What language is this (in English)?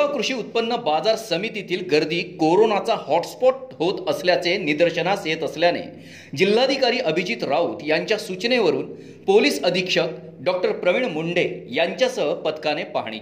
Marathi